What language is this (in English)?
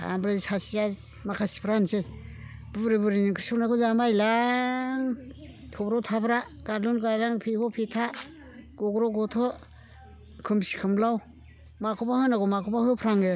Bodo